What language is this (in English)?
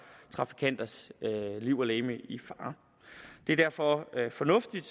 Danish